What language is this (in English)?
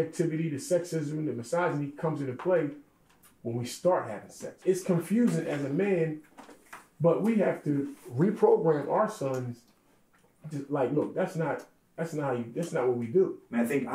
English